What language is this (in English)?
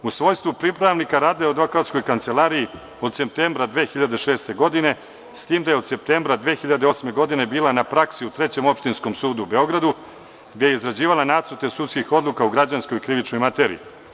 Serbian